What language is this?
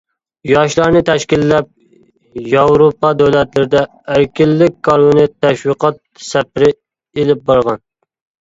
Uyghur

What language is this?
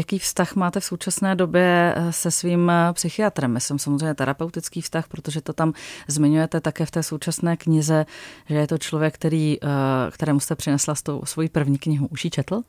Czech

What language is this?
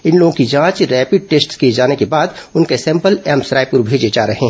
Hindi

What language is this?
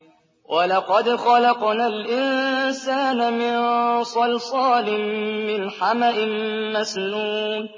Arabic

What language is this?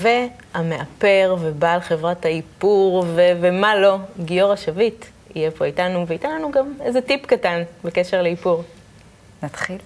Hebrew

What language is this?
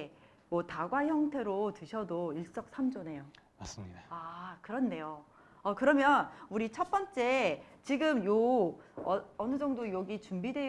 Korean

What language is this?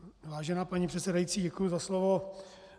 Czech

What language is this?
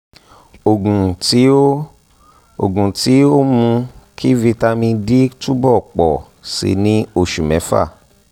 Yoruba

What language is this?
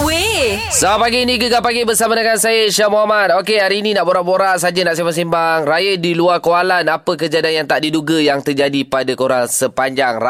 Malay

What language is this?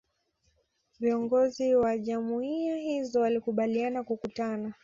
Swahili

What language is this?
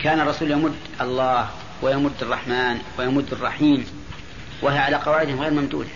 Arabic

